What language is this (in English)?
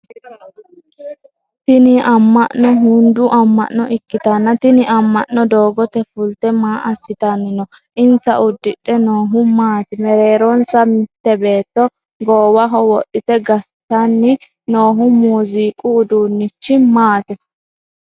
Sidamo